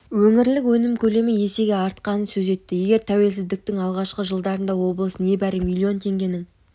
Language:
Kazakh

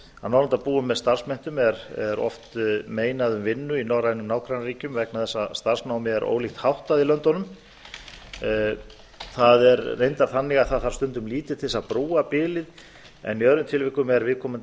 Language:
Icelandic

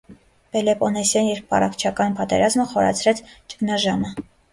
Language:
Armenian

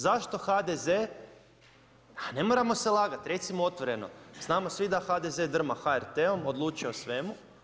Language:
Croatian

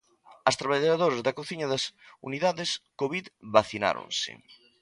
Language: Galician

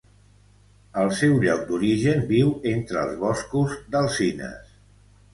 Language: Catalan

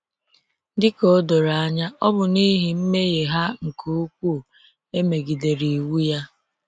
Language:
Igbo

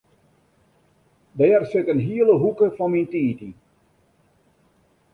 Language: Western Frisian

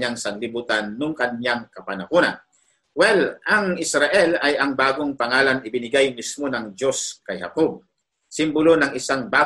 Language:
Filipino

